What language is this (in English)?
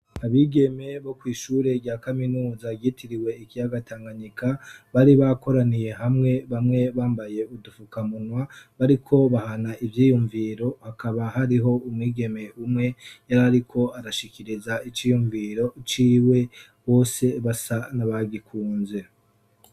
Rundi